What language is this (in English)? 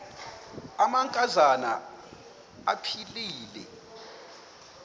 Xhosa